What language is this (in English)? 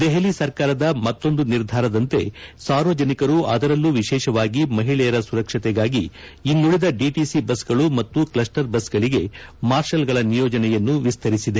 Kannada